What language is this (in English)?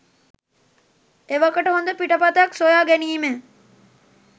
Sinhala